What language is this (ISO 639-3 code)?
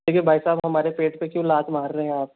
hin